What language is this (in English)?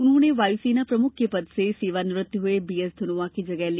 Hindi